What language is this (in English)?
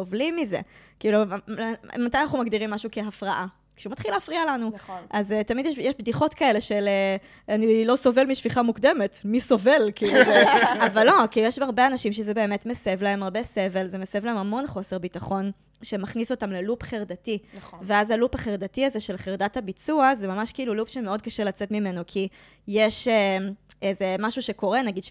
Hebrew